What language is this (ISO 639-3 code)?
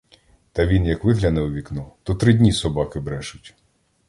ukr